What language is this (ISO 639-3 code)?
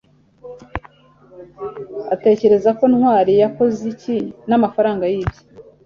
kin